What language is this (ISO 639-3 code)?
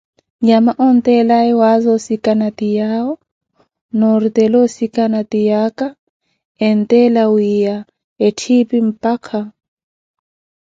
eko